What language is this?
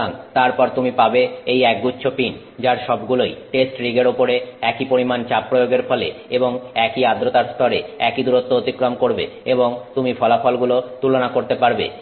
Bangla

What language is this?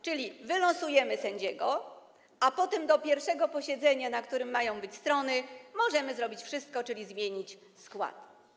Polish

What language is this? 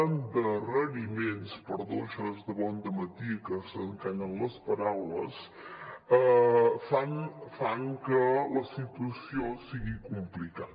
Catalan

